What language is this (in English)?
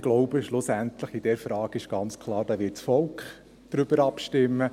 Swiss German